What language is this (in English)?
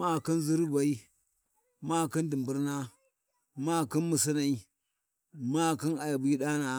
Warji